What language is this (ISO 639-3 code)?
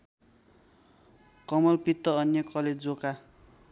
nep